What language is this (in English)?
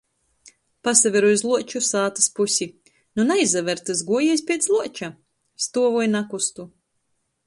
Latgalian